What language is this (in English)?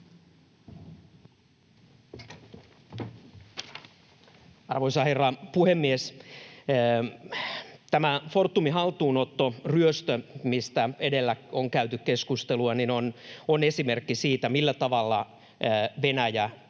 Finnish